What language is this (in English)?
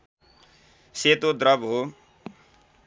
Nepali